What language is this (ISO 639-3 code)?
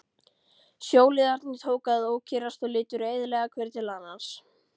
isl